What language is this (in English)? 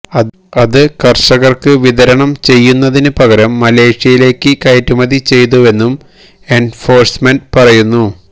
Malayalam